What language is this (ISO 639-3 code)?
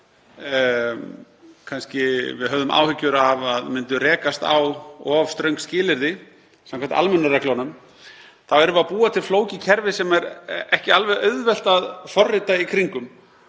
isl